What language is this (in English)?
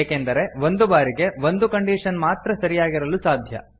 Kannada